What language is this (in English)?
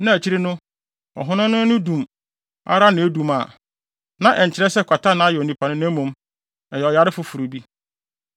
Akan